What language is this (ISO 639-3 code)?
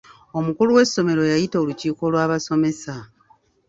lug